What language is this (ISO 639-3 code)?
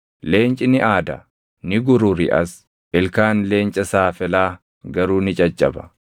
orm